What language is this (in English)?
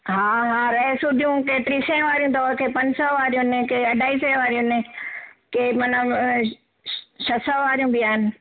Sindhi